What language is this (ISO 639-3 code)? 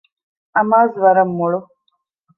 div